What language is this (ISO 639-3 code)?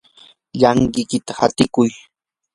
qur